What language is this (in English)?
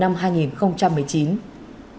Vietnamese